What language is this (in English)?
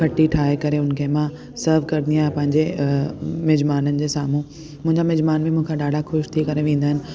Sindhi